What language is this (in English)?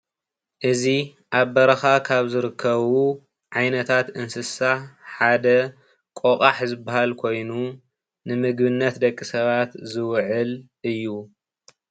Tigrinya